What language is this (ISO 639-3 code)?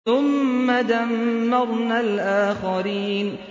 ara